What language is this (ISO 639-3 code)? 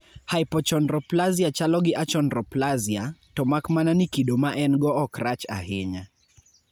luo